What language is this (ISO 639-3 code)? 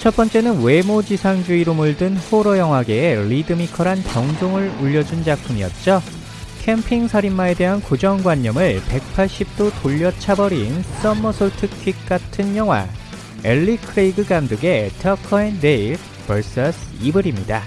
kor